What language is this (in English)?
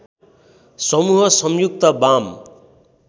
Nepali